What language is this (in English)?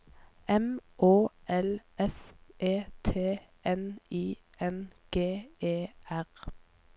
Norwegian